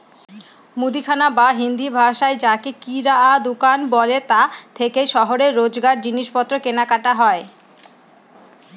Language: Bangla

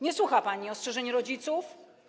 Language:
Polish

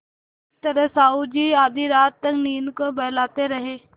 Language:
Hindi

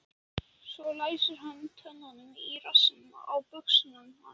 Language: Icelandic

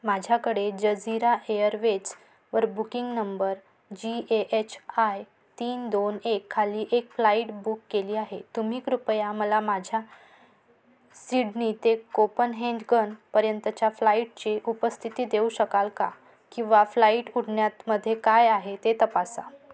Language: Marathi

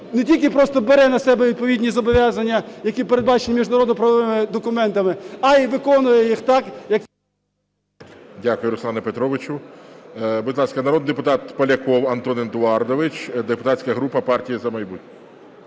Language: Ukrainian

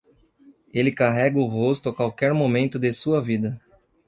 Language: Portuguese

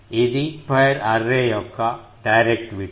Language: Telugu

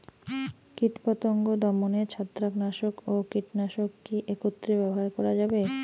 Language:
Bangla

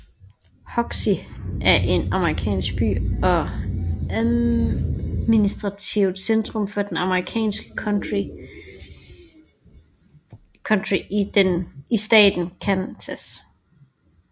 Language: Danish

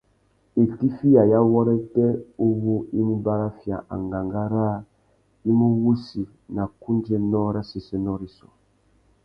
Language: Tuki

